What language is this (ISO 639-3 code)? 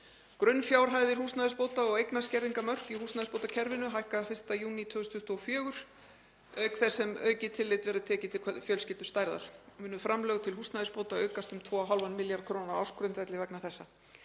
isl